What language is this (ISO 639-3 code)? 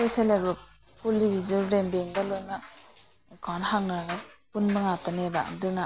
mni